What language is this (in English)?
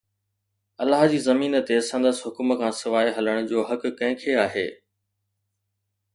Sindhi